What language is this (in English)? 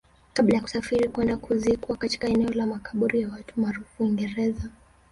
Swahili